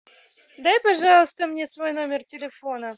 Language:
Russian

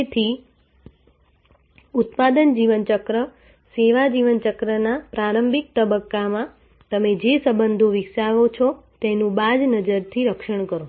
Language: Gujarati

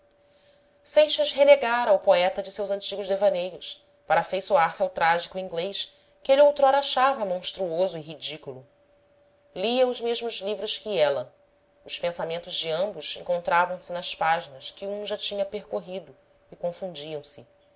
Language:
Portuguese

